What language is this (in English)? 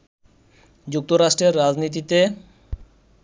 Bangla